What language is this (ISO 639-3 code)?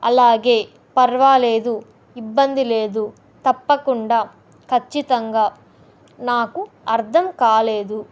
tel